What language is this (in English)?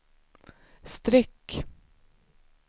Swedish